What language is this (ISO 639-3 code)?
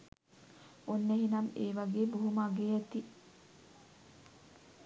sin